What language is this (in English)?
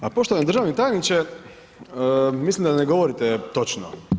Croatian